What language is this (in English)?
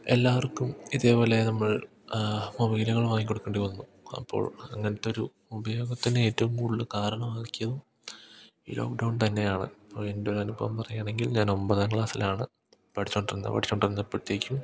Malayalam